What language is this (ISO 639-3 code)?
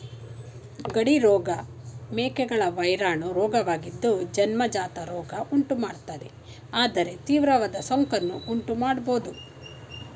kan